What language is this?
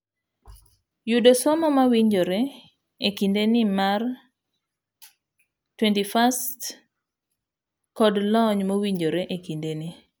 Luo (Kenya and Tanzania)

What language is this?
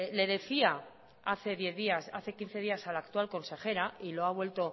Spanish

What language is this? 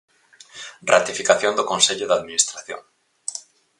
Galician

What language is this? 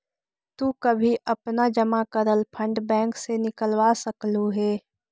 Magahi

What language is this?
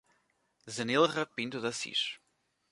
Portuguese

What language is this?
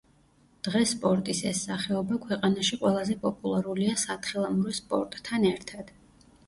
Georgian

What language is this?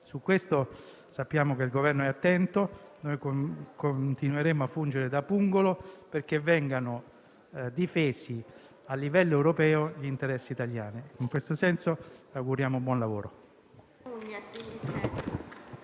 Italian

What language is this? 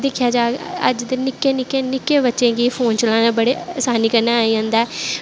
Dogri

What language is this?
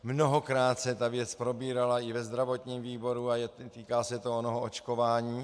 Czech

